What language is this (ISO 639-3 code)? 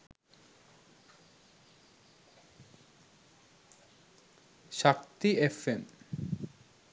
sin